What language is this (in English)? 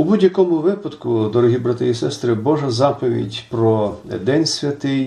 Ukrainian